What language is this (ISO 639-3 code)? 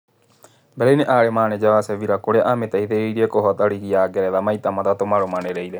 kik